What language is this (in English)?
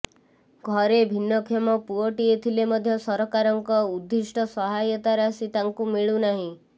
Odia